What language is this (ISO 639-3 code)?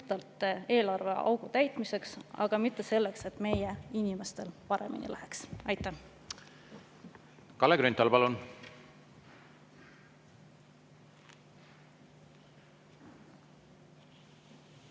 est